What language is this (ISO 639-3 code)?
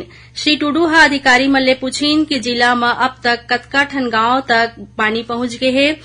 hin